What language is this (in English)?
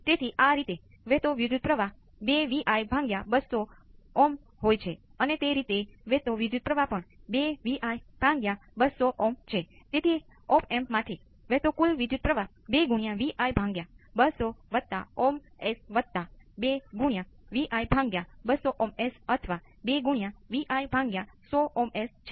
Gujarati